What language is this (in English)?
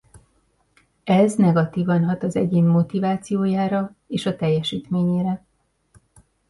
Hungarian